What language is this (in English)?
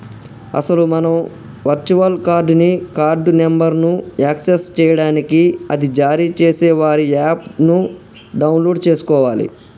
Telugu